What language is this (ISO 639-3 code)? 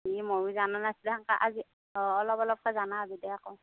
asm